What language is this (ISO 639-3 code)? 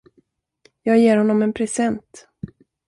swe